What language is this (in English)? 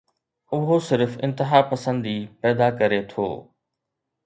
Sindhi